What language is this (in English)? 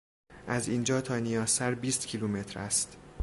Persian